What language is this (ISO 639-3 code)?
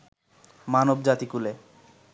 ben